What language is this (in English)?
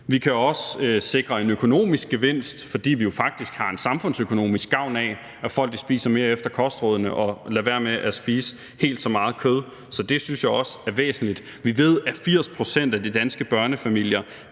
Danish